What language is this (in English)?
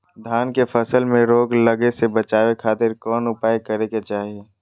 Magahi